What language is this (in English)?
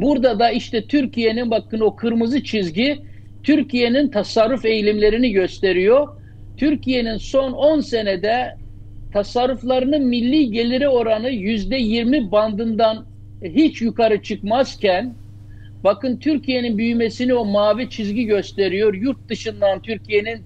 Turkish